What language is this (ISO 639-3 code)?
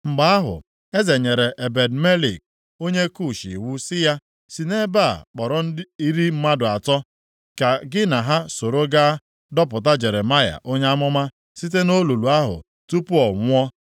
ibo